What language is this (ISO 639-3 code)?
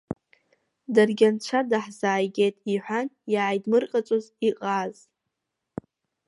abk